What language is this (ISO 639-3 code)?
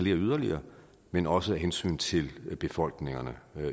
dan